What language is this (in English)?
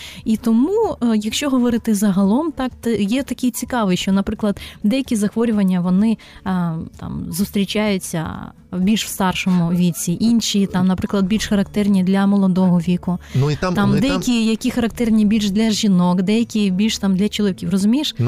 Ukrainian